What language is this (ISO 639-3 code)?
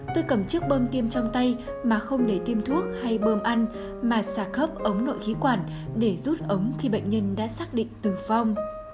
vie